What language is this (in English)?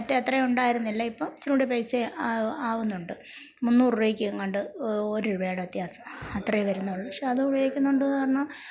Malayalam